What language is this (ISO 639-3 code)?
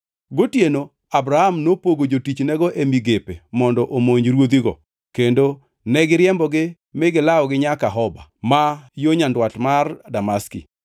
luo